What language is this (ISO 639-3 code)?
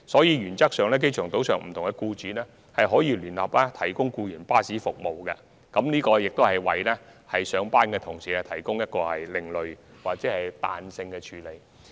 yue